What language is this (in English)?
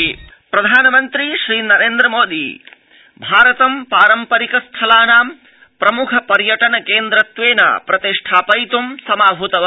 Sanskrit